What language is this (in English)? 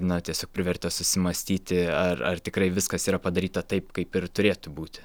Lithuanian